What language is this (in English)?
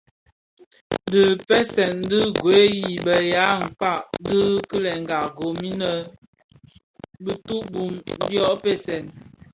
Bafia